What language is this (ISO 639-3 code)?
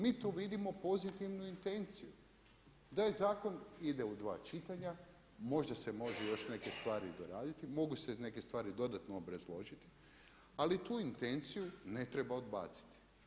hrv